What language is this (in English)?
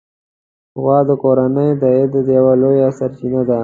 Pashto